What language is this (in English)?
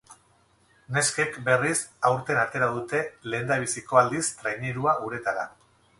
Basque